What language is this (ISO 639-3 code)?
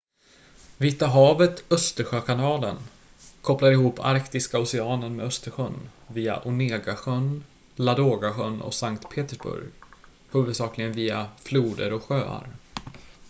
swe